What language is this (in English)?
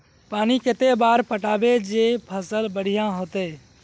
Magahi